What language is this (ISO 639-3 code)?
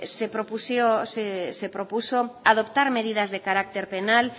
spa